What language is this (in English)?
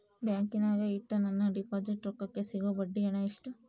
Kannada